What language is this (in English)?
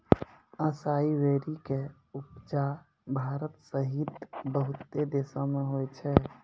Maithili